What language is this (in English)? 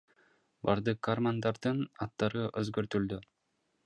Kyrgyz